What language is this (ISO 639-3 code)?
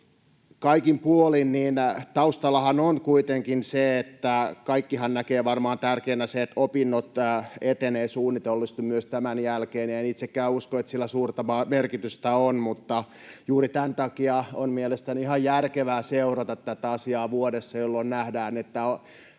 fin